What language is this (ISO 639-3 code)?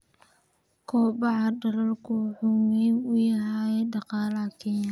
som